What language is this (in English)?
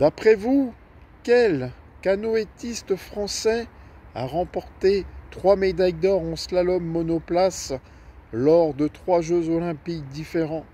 French